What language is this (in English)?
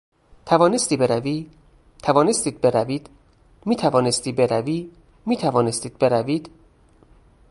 Persian